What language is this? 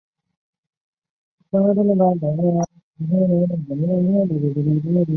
Chinese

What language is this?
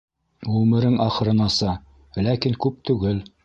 Bashkir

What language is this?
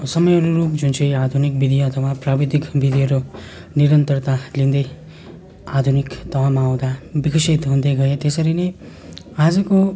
Nepali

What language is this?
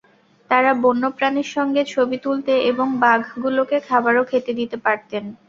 Bangla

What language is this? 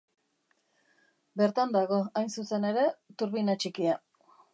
Basque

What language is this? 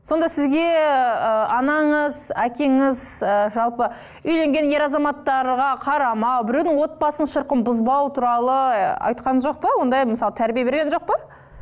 Kazakh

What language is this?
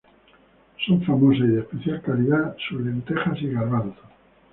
Spanish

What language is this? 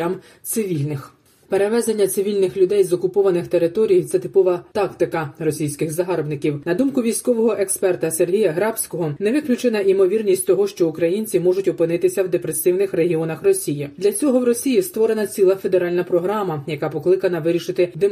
Ukrainian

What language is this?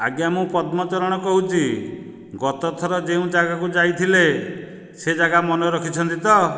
Odia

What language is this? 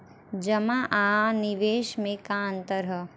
Bhojpuri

